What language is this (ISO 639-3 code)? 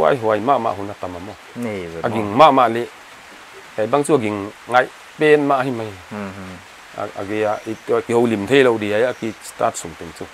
tha